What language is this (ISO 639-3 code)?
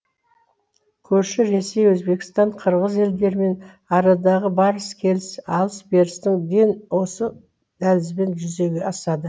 kaz